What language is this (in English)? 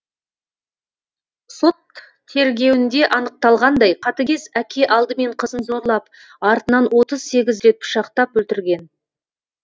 Kazakh